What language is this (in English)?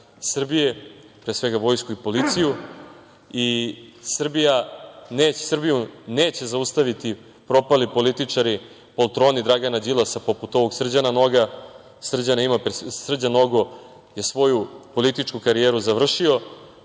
Serbian